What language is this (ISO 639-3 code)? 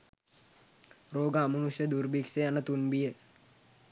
sin